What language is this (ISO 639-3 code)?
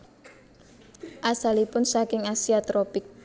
jav